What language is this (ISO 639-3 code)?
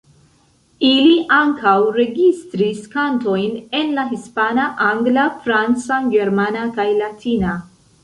epo